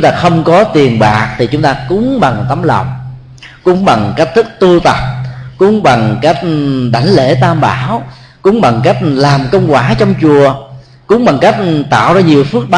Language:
Vietnamese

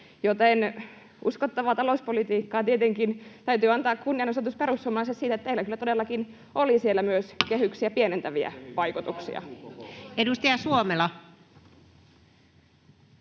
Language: Finnish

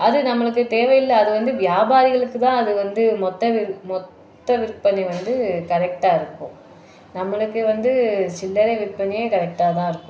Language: Tamil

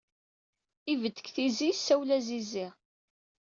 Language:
Kabyle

